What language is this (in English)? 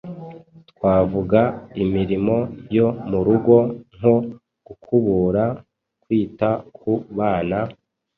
Kinyarwanda